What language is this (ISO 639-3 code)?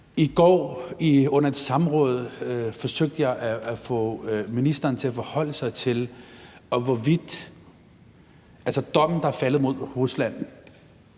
dan